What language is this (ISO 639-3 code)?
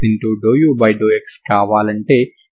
tel